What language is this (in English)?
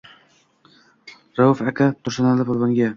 Uzbek